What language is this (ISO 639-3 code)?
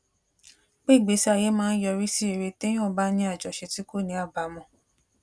yor